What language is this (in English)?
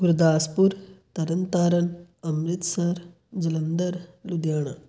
Punjabi